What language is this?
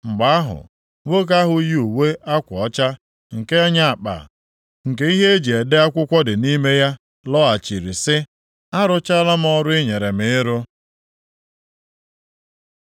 Igbo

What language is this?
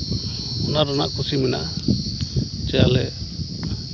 Santali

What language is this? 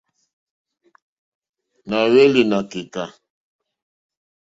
Mokpwe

